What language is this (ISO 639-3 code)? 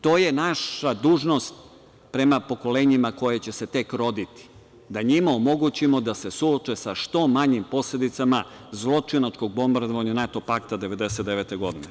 srp